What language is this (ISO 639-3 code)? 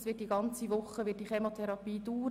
gsw